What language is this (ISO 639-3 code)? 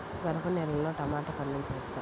tel